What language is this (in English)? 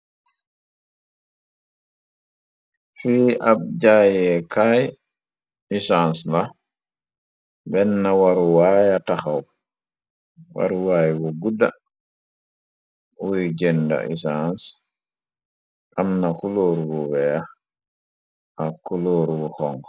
Wolof